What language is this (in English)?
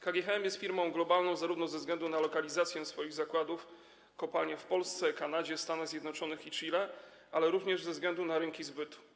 Polish